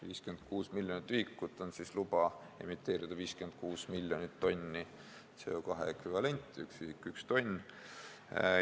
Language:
Estonian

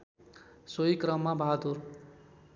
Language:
Nepali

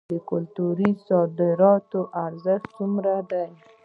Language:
Pashto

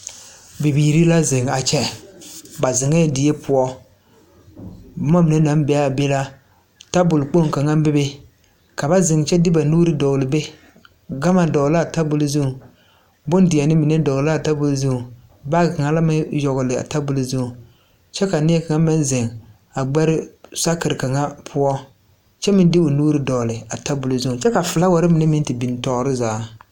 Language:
Southern Dagaare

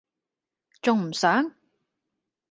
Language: Cantonese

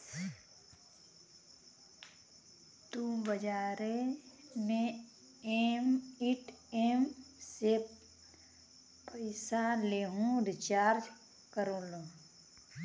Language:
Bhojpuri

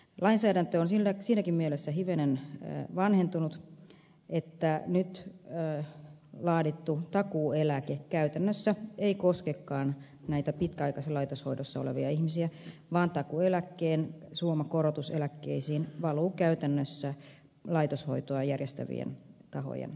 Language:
Finnish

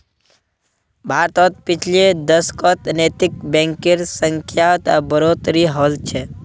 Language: Magahi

